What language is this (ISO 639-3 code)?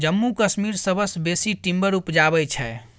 mai